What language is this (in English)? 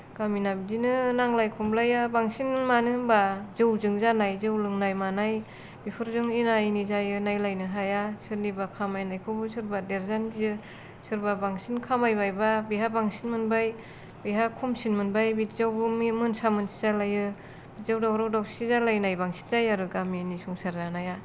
Bodo